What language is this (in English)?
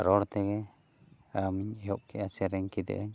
Santali